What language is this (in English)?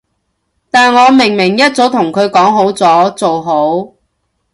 Cantonese